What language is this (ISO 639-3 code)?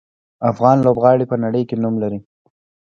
pus